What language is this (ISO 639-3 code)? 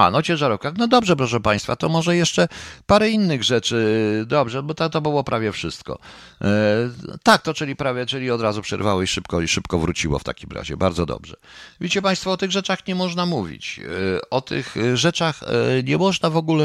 pol